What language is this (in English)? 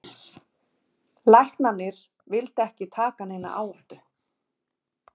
Icelandic